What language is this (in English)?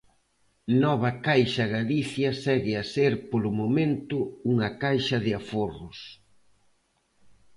Galician